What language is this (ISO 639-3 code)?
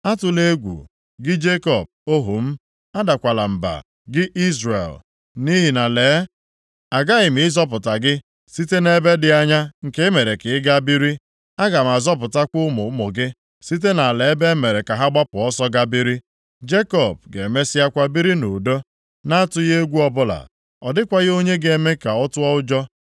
ibo